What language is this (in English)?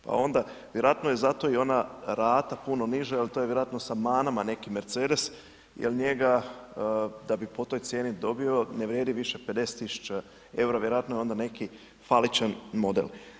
Croatian